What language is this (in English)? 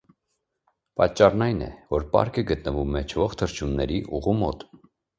Armenian